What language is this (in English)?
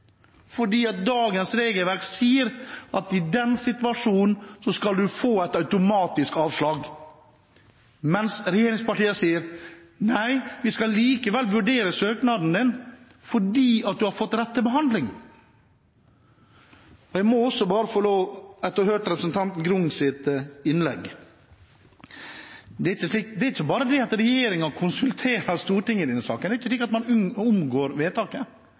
Norwegian Bokmål